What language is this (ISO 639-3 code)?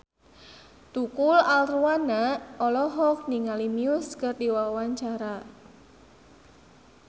sun